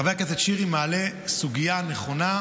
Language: Hebrew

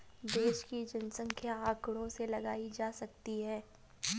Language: Hindi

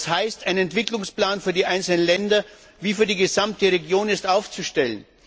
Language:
German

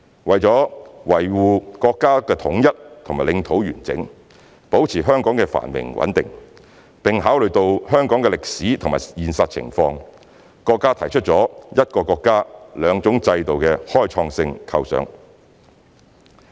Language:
Cantonese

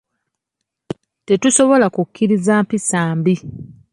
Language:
Ganda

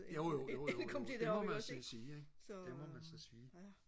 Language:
Danish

